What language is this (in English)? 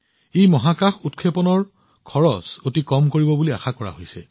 Assamese